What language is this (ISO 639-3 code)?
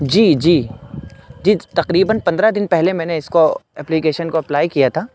urd